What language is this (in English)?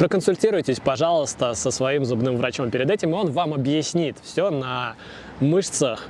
Russian